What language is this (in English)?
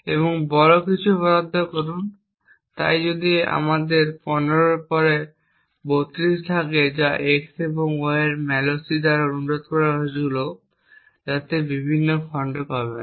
Bangla